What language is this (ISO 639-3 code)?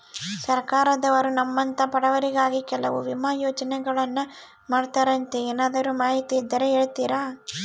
kan